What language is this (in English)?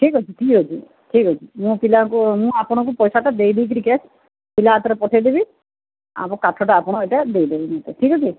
Odia